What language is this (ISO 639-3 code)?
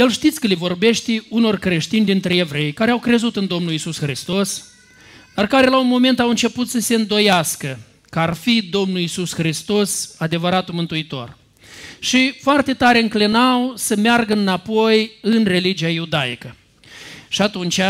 ron